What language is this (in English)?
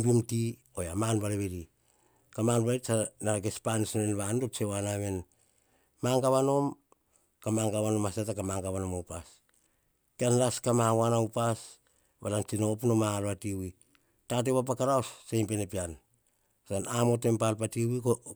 Hahon